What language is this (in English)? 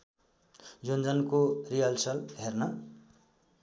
Nepali